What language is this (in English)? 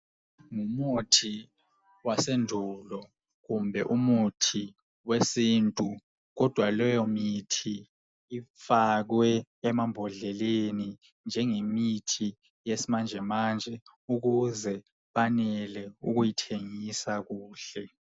North Ndebele